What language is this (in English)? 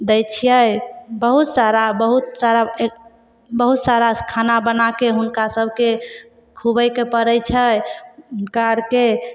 Maithili